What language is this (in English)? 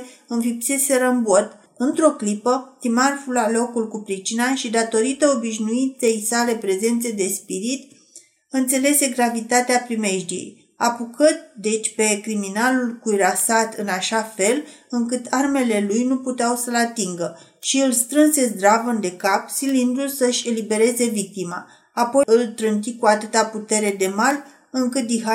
Romanian